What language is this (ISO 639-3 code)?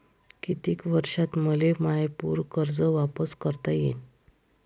mar